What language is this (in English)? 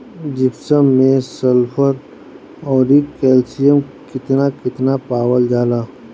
Bhojpuri